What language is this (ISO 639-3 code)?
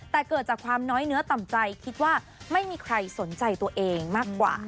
tha